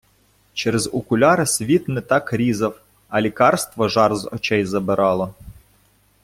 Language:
Ukrainian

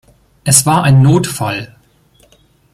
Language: German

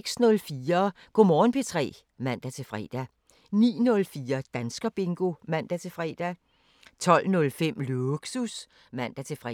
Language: Danish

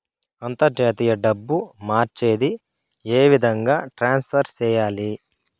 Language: Telugu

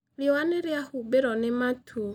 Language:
Kikuyu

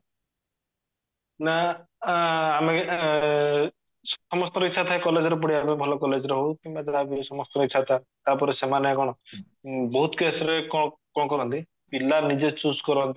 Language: Odia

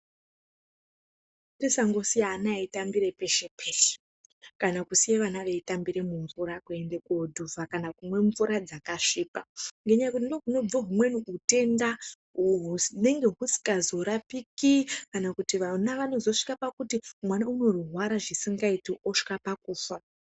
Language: Ndau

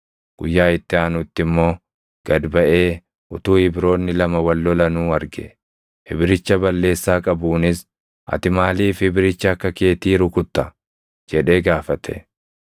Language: Oromo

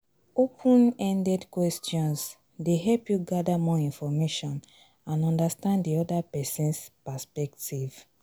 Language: Nigerian Pidgin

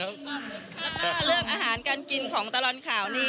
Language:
Thai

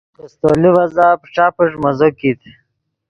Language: Yidgha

